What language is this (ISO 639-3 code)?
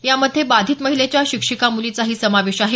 mar